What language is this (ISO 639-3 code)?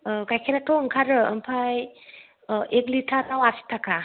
brx